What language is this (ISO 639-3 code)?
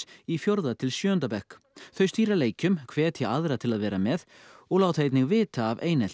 isl